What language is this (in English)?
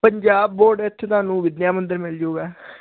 Punjabi